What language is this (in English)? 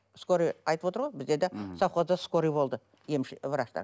Kazakh